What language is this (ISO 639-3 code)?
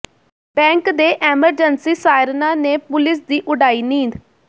pan